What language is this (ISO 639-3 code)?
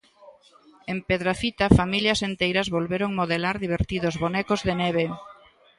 glg